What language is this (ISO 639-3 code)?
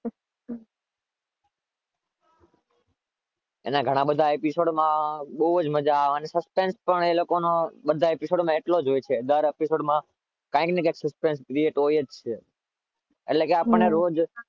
guj